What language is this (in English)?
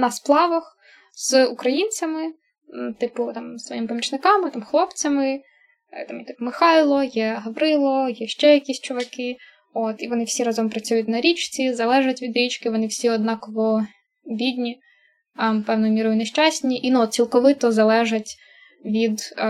Ukrainian